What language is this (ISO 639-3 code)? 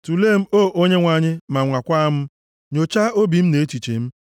ibo